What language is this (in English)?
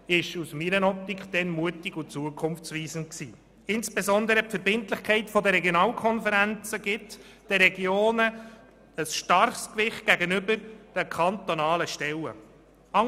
Swiss German